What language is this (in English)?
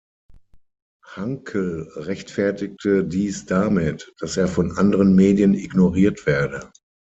German